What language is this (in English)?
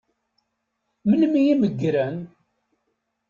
Kabyle